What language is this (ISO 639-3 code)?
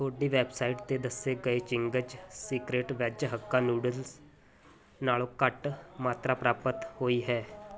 pan